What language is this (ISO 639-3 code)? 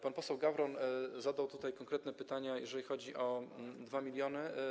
pol